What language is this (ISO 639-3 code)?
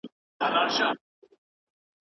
pus